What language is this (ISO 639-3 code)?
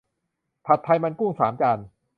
tha